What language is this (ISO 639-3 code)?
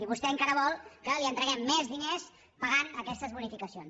cat